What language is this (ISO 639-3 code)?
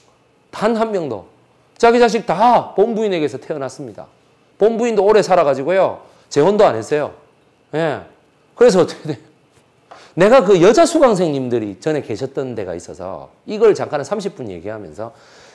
kor